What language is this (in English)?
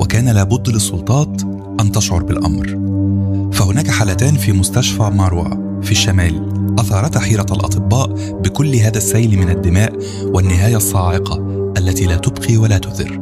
Arabic